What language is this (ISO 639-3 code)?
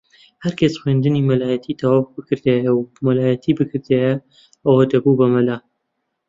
ckb